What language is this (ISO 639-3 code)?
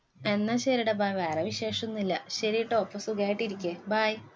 mal